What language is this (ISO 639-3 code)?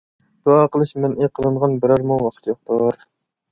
uig